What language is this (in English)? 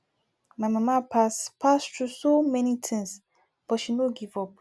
Nigerian Pidgin